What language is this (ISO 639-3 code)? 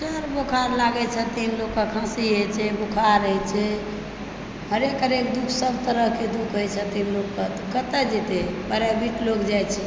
mai